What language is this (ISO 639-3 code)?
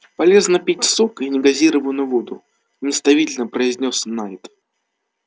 rus